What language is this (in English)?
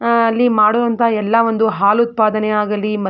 Kannada